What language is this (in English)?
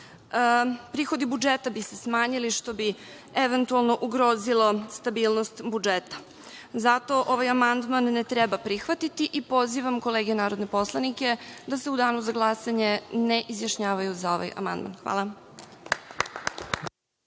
Serbian